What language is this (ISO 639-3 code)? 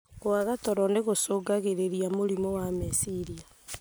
kik